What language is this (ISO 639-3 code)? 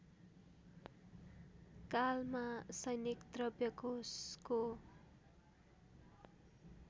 nep